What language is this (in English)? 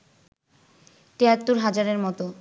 Bangla